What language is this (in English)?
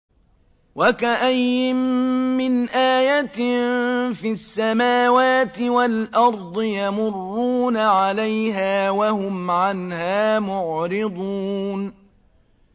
Arabic